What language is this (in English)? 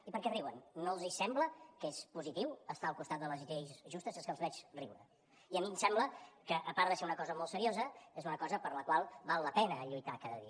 Catalan